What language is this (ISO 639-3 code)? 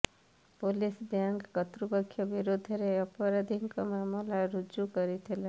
ori